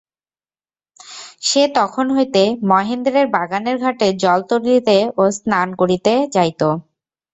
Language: Bangla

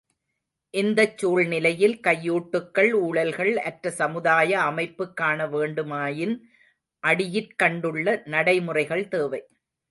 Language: Tamil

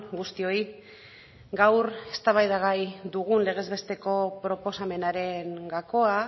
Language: Basque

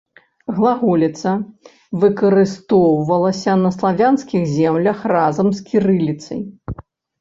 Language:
Belarusian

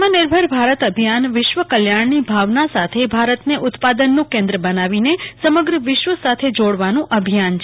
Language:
Gujarati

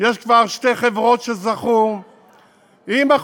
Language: Hebrew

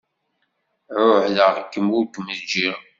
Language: Kabyle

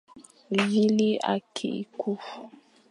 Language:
Fang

